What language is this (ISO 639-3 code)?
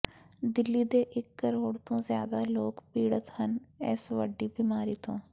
pan